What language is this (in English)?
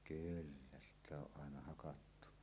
Finnish